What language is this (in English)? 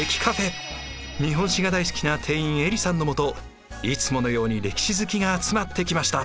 Japanese